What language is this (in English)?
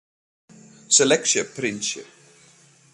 Western Frisian